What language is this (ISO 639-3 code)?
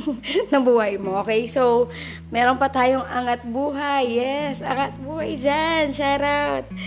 fil